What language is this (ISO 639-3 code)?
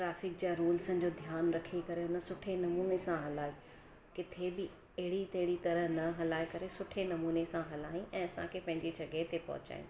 snd